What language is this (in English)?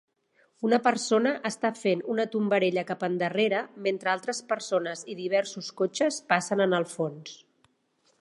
Catalan